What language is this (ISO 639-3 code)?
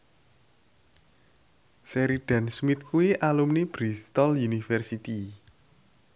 jav